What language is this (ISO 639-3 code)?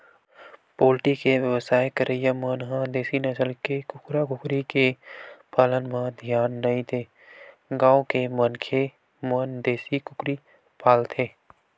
hne